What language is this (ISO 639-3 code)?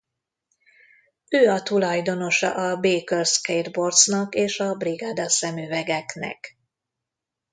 hun